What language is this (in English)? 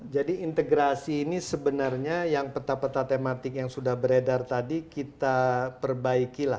Indonesian